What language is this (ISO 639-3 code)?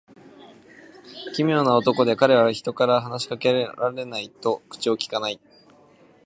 jpn